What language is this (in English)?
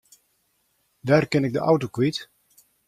Western Frisian